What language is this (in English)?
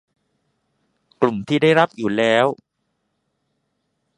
Thai